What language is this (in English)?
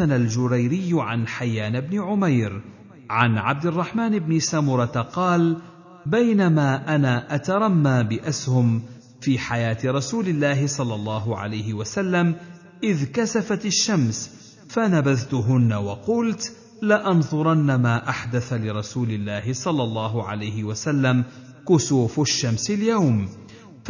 Arabic